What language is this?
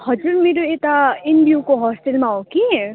Nepali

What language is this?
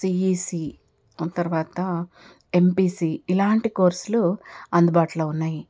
Telugu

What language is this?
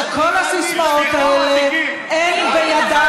Hebrew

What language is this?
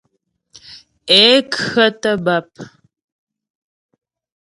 Ghomala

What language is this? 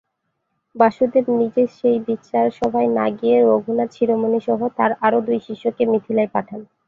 Bangla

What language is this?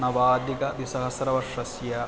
Sanskrit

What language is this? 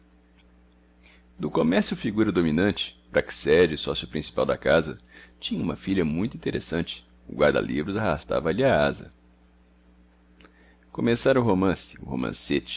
Portuguese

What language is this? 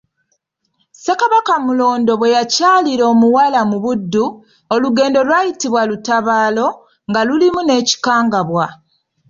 Ganda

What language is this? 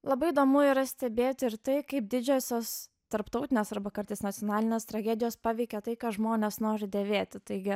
Lithuanian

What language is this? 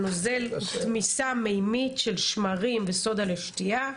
Hebrew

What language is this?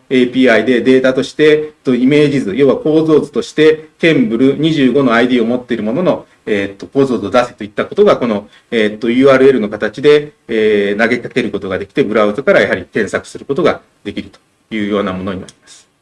Japanese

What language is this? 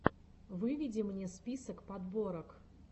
Russian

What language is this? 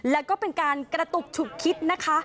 Thai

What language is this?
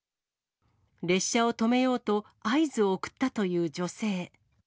Japanese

